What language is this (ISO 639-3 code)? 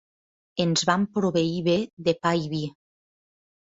cat